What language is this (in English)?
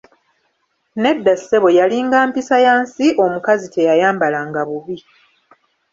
Ganda